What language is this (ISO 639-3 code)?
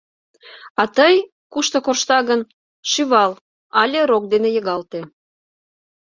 chm